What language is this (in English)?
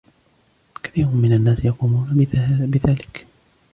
Arabic